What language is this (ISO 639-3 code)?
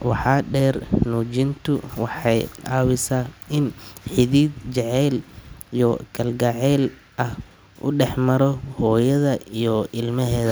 som